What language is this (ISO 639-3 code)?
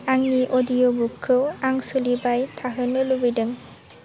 brx